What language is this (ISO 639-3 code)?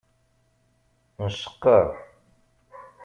kab